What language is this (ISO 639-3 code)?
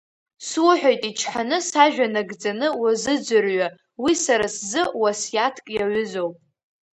abk